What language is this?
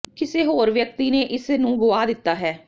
Punjabi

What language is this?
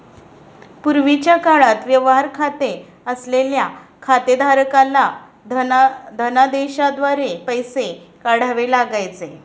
Marathi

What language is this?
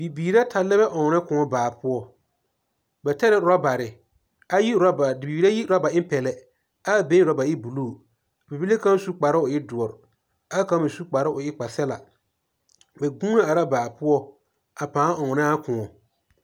Southern Dagaare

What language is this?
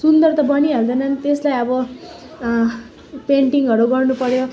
Nepali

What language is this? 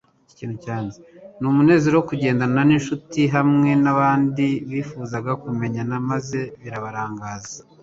Kinyarwanda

